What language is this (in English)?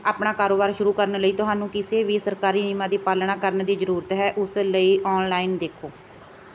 Punjabi